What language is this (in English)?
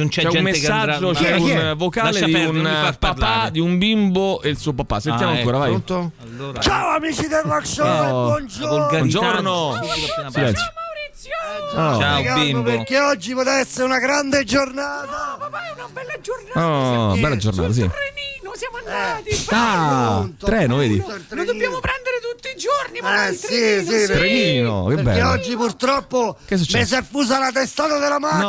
Italian